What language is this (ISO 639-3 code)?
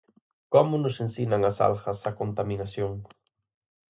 glg